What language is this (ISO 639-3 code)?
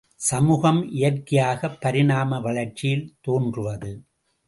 tam